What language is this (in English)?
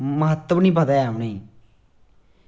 Dogri